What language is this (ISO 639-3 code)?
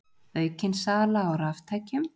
isl